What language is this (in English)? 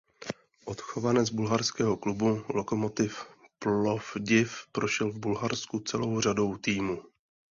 Czech